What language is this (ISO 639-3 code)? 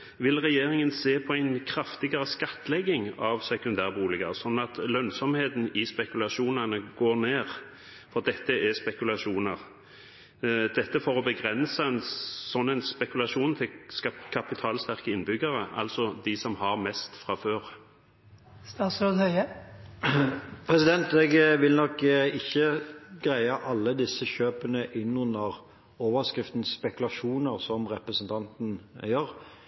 nob